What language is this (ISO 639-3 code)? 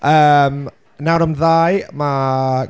cym